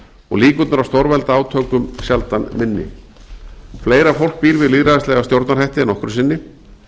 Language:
Icelandic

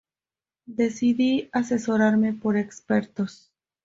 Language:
Spanish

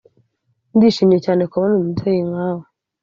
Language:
Kinyarwanda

